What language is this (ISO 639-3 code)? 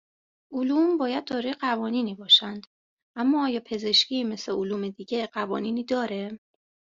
fas